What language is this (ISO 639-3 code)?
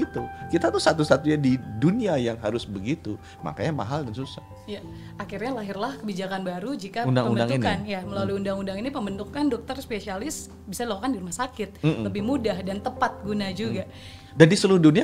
ind